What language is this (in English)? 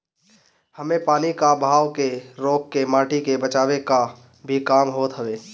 Bhojpuri